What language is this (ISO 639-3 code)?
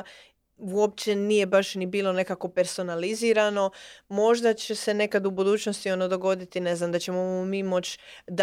hrv